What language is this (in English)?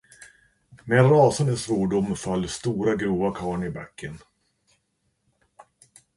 Swedish